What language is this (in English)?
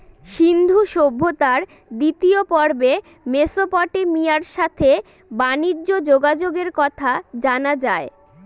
Bangla